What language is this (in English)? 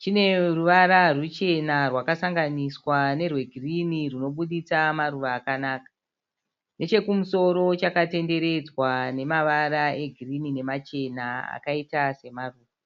Shona